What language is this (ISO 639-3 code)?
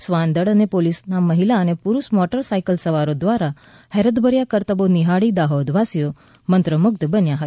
guj